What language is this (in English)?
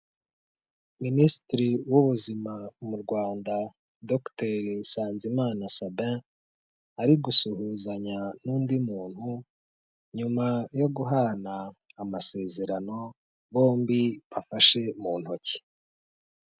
Kinyarwanda